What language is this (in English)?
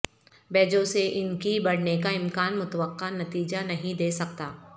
Urdu